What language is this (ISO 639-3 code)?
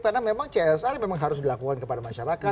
ind